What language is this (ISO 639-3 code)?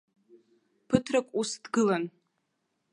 abk